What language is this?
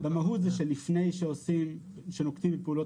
Hebrew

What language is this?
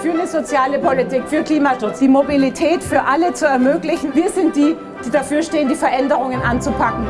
German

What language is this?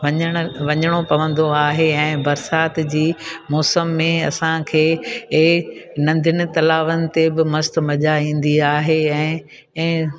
Sindhi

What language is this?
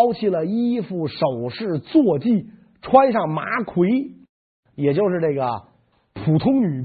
Chinese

